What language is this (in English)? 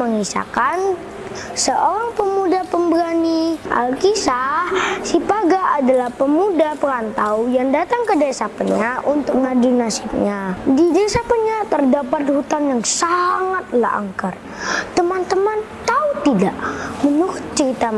Indonesian